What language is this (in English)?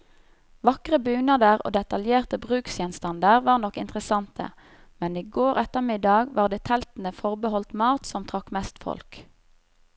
Norwegian